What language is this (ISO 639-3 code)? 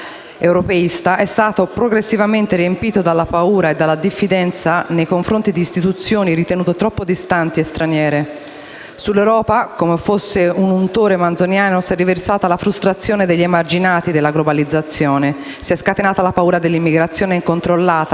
ita